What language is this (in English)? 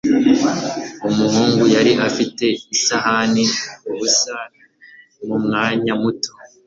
Kinyarwanda